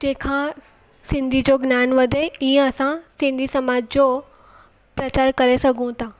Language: Sindhi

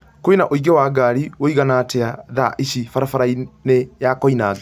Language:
Kikuyu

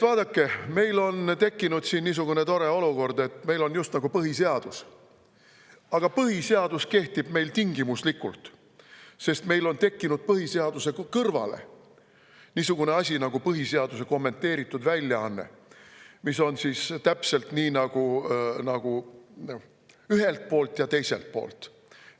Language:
Estonian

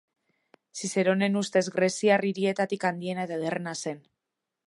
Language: Basque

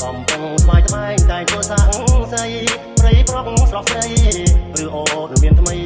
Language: Khmer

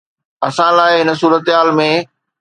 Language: Sindhi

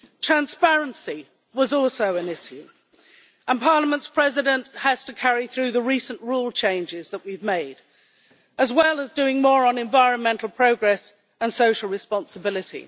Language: English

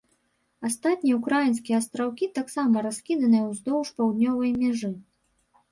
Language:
Belarusian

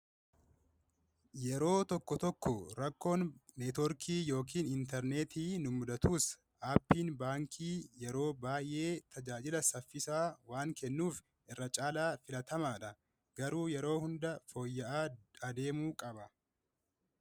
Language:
Oromo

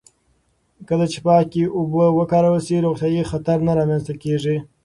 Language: Pashto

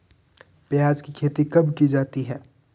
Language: Hindi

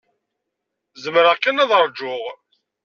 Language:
Kabyle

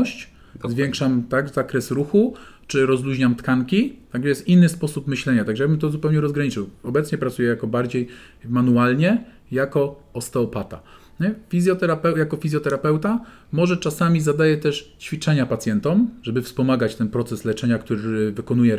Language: Polish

